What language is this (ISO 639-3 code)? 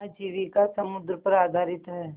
hin